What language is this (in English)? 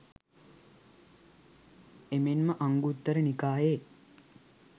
Sinhala